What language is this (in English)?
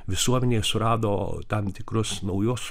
Lithuanian